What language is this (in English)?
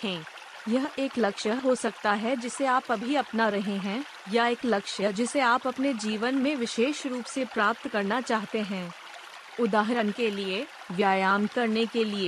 Hindi